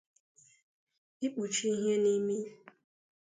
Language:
Igbo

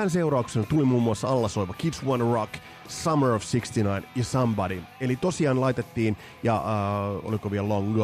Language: Finnish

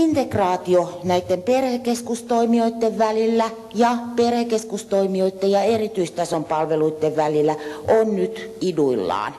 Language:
Finnish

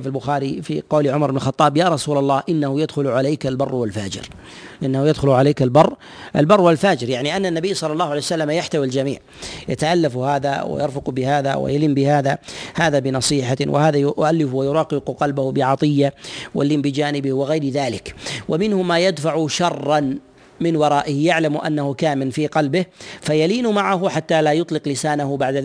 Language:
Arabic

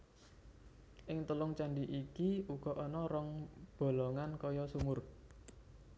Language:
Javanese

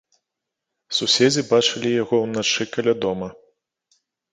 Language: Belarusian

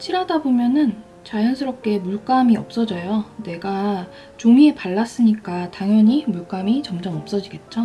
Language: Korean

